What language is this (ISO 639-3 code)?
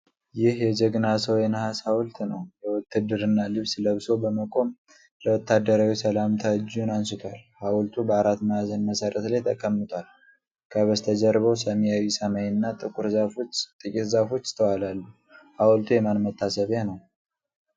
amh